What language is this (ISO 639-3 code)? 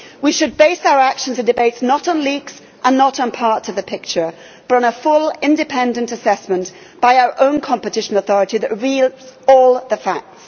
eng